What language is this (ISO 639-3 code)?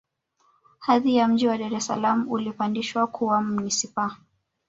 swa